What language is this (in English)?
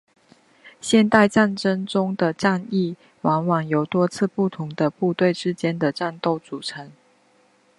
Chinese